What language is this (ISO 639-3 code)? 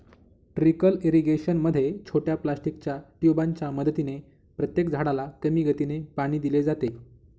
mar